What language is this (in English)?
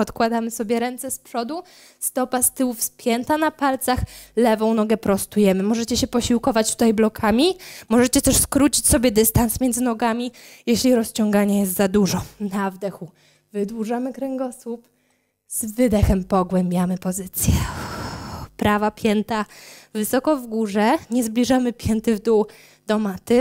Polish